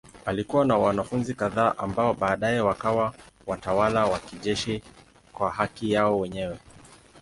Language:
Swahili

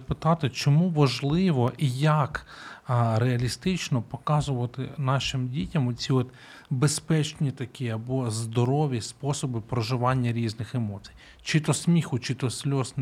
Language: Ukrainian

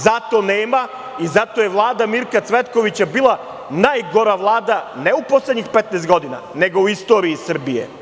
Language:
Serbian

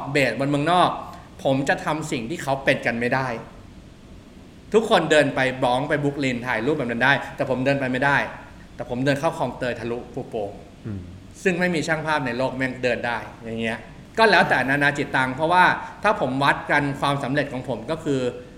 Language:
Thai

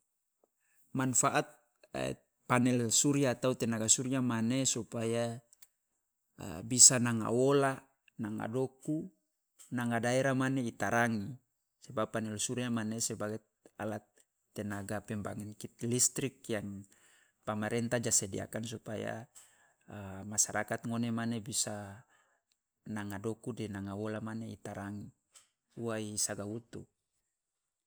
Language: Loloda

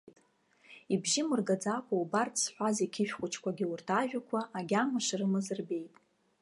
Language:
Abkhazian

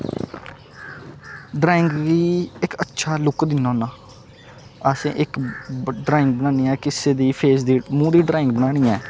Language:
Dogri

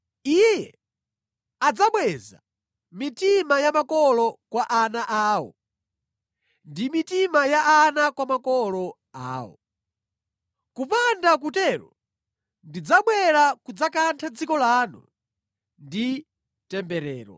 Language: Nyanja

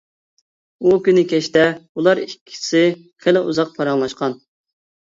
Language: Uyghur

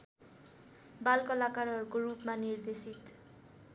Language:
Nepali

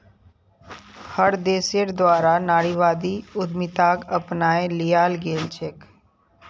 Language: Magahi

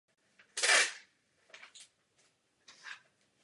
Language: Czech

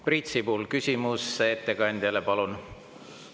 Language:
Estonian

